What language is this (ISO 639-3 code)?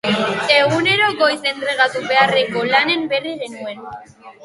eus